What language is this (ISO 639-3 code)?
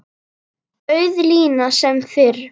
isl